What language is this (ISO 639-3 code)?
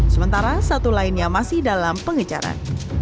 ind